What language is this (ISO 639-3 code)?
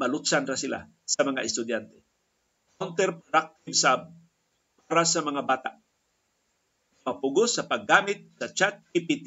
fil